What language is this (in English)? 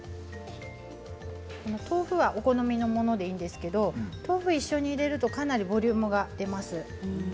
Japanese